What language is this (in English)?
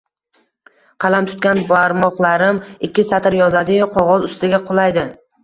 Uzbek